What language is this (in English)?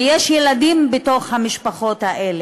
Hebrew